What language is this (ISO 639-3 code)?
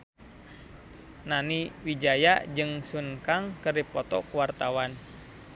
sun